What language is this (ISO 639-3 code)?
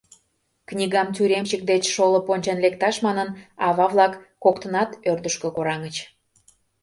chm